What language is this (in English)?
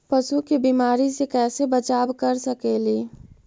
Magahi